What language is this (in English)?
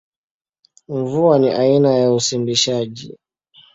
Swahili